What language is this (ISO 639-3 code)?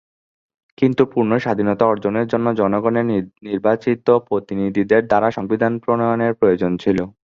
ben